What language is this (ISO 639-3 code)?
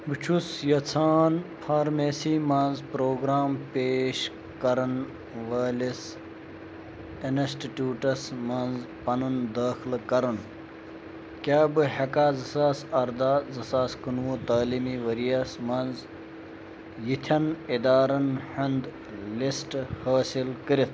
kas